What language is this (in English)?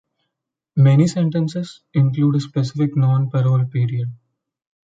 English